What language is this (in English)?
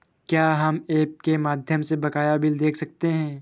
Hindi